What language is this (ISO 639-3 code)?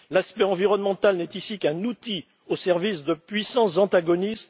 fra